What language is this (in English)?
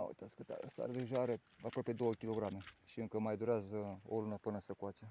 Romanian